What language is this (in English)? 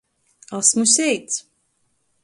Latgalian